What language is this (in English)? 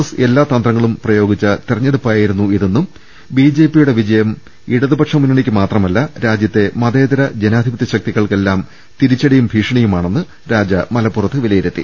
Malayalam